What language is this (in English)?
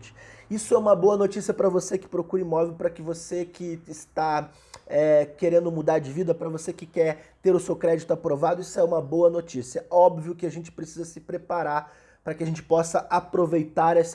Portuguese